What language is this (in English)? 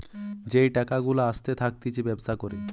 Bangla